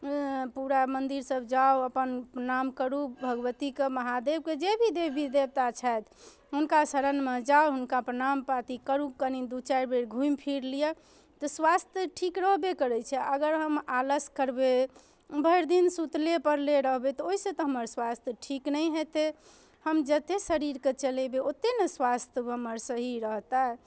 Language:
Maithili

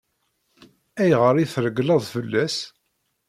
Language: Kabyle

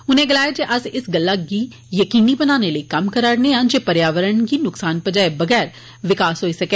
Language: Dogri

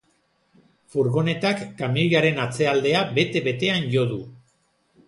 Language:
Basque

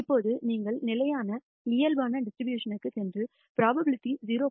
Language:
Tamil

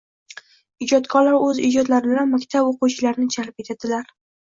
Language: Uzbek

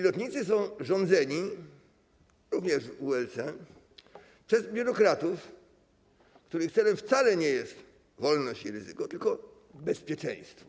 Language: Polish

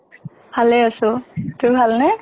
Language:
Assamese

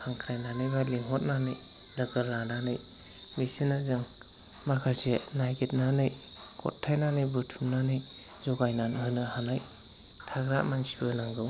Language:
Bodo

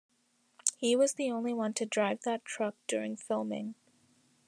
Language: English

